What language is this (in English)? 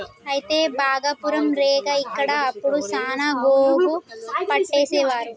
Telugu